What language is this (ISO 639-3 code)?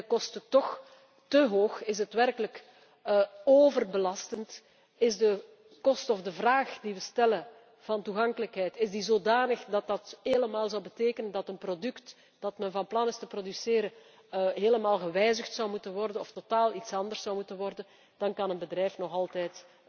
nld